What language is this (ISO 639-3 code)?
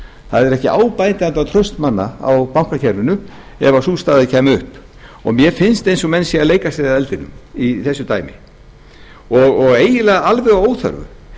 isl